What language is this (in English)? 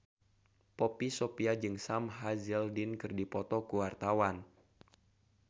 Sundanese